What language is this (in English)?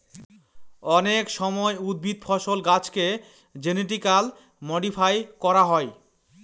Bangla